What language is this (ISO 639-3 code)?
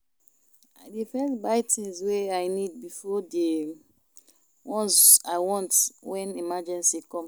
pcm